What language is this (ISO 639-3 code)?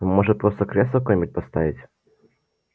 rus